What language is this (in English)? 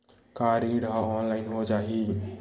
Chhattisgarhi